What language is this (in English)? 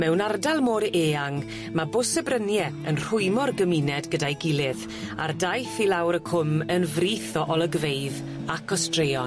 Welsh